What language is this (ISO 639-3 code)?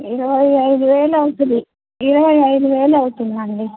tel